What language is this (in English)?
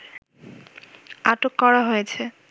Bangla